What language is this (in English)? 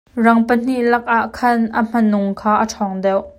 Hakha Chin